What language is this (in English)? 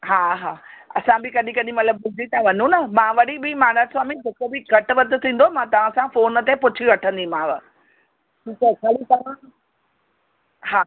Sindhi